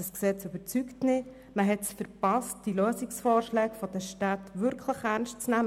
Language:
Swiss German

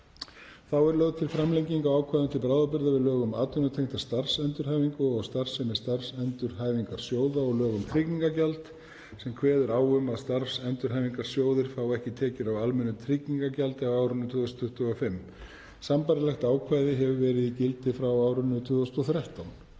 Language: Icelandic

